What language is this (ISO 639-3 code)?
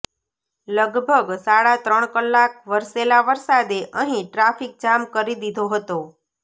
guj